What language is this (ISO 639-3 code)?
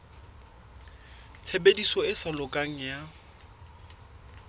sot